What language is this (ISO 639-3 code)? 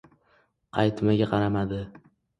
uzb